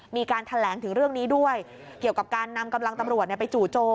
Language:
Thai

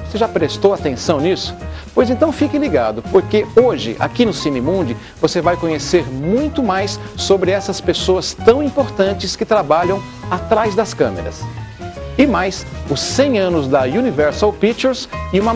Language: Portuguese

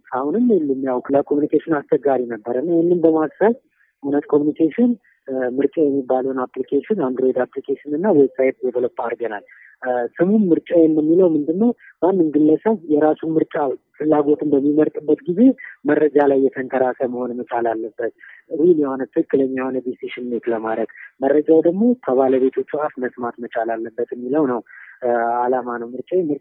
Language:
Amharic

